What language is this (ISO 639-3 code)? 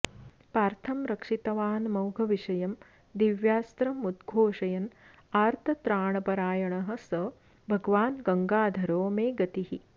san